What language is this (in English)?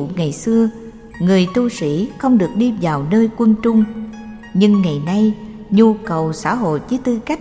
Vietnamese